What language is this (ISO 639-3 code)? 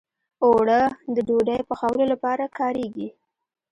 pus